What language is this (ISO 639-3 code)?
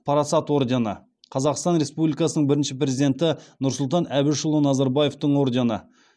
kaz